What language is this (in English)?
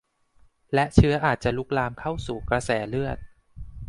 Thai